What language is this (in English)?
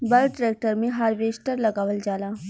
Bhojpuri